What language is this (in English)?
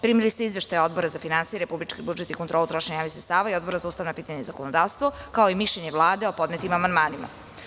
Serbian